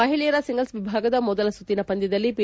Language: Kannada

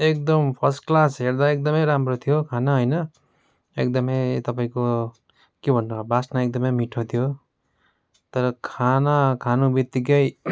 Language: Nepali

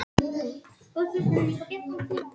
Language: Icelandic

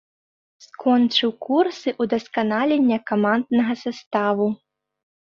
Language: Belarusian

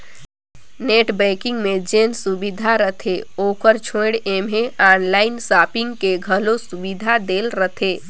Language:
Chhattisgarhi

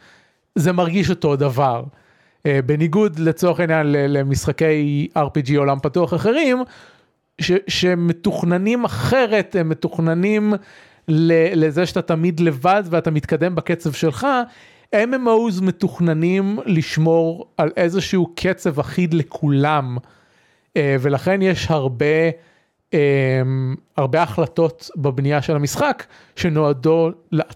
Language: Hebrew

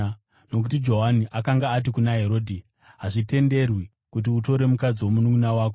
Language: Shona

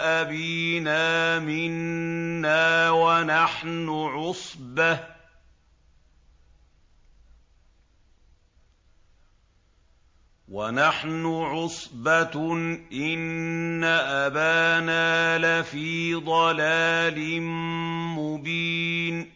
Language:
Arabic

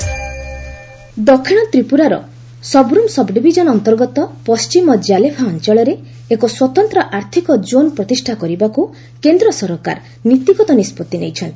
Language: Odia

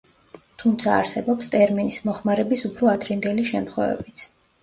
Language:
Georgian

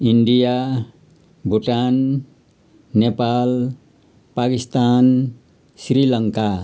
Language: Nepali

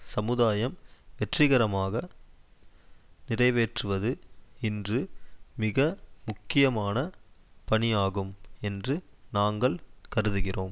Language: Tamil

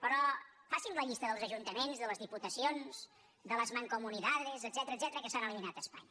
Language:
Catalan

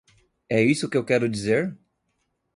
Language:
Portuguese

